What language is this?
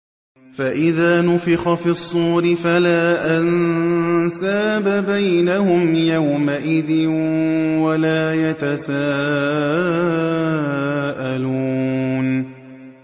Arabic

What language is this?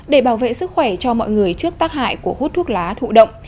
Vietnamese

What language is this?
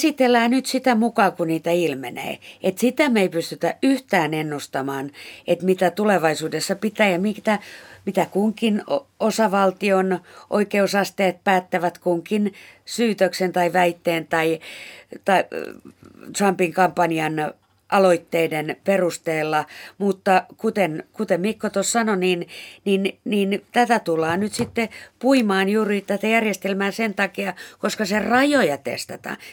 Finnish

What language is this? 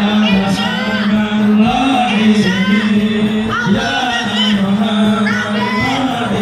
Arabic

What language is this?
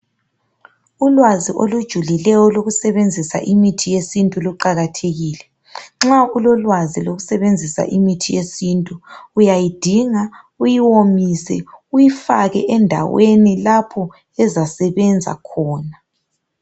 North Ndebele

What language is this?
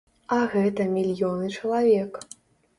Belarusian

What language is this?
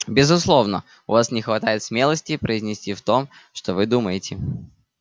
Russian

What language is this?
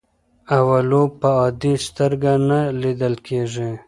Pashto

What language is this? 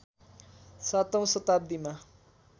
Nepali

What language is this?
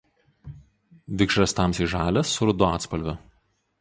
Lithuanian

